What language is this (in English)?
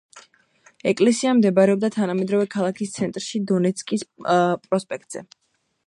Georgian